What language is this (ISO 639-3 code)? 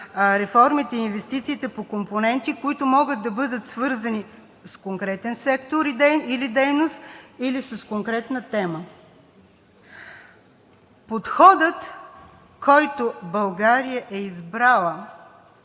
bul